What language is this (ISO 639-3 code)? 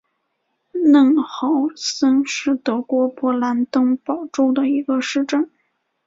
zho